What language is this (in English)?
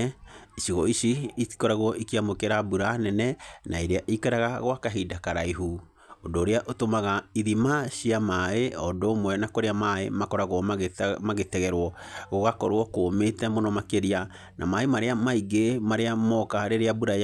Kikuyu